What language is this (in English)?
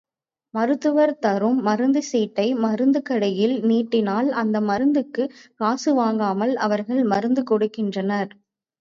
Tamil